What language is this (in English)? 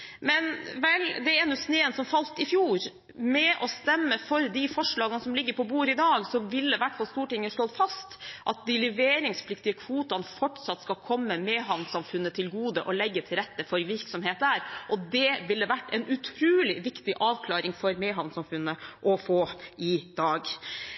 Norwegian Bokmål